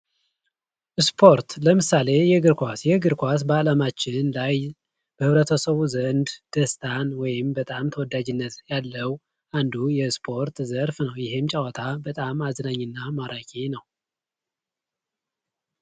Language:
Amharic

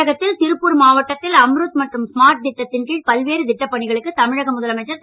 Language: Tamil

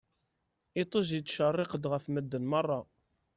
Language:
Kabyle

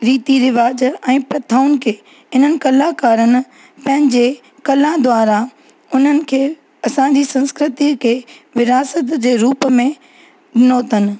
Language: Sindhi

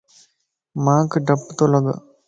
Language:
Lasi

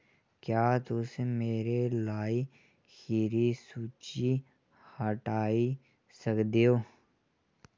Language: Dogri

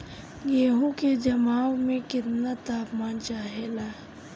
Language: Bhojpuri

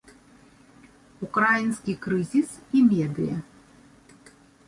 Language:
Belarusian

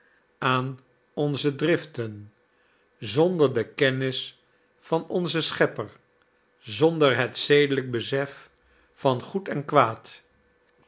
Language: Dutch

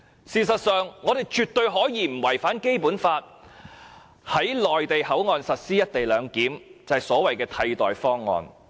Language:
Cantonese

